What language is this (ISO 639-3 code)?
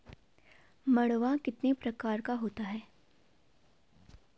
hin